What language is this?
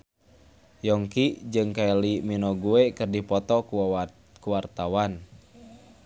Sundanese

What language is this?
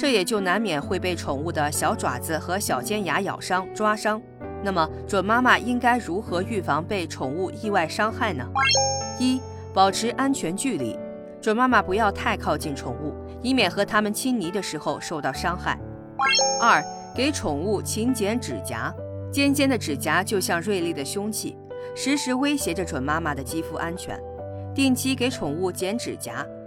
Chinese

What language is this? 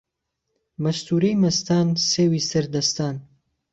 Central Kurdish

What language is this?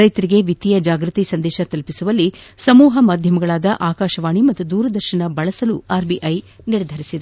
Kannada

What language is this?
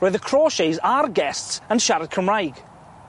Welsh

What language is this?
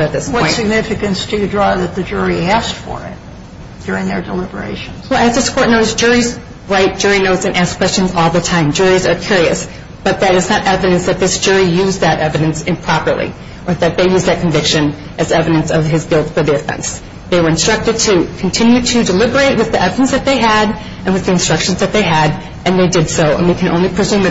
English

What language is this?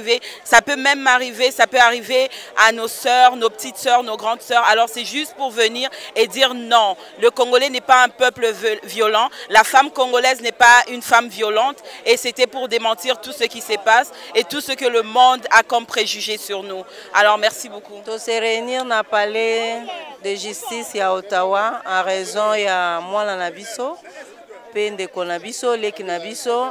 French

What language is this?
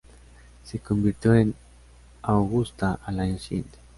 Spanish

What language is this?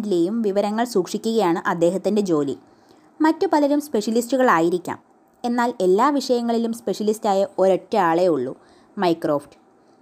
Malayalam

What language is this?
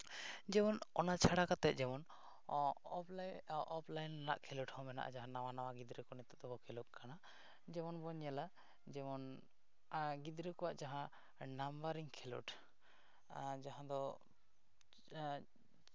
Santali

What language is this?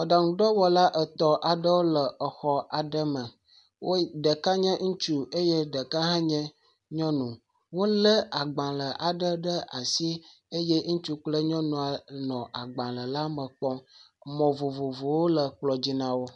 Ewe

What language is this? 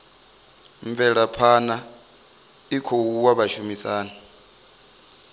Venda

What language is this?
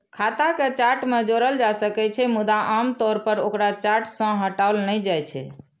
Maithili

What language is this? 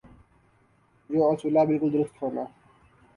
Urdu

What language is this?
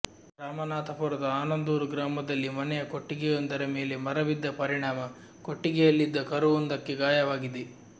Kannada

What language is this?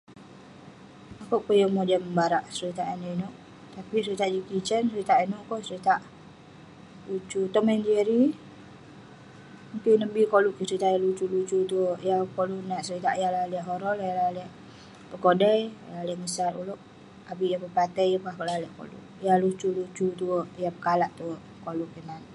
Western Penan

